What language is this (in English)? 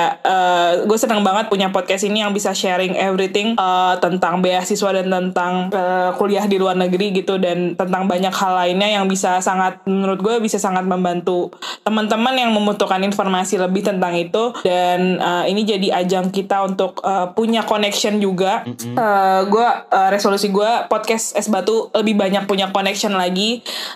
Indonesian